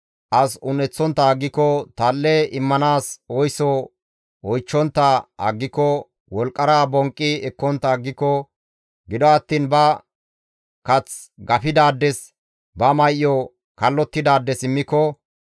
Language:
Gamo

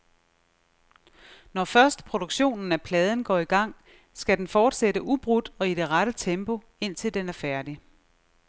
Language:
Danish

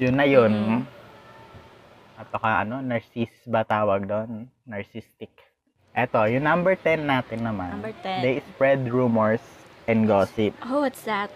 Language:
Filipino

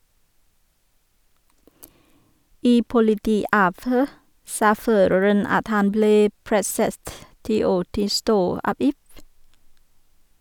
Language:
Norwegian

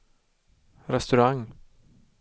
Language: Swedish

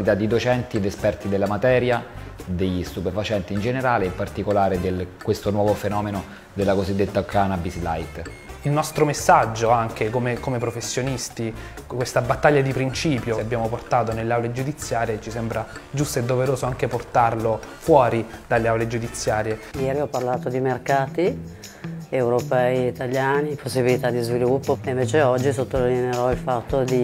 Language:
Italian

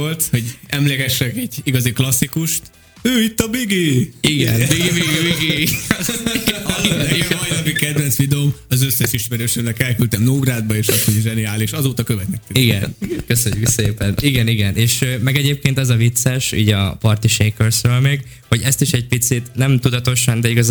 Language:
Hungarian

